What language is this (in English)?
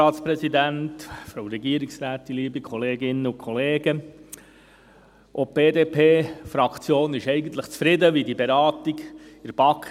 Swiss German